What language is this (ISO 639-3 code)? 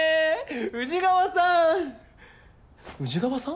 jpn